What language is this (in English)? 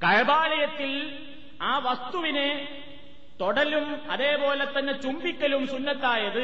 Malayalam